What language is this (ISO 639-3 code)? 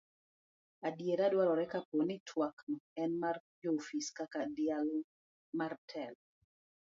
luo